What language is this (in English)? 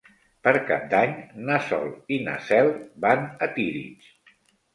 Catalan